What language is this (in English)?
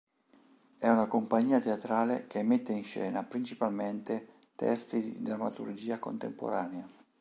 Italian